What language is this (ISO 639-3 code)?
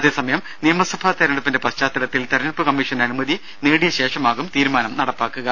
mal